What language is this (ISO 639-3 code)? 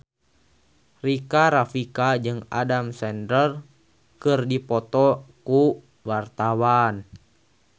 sun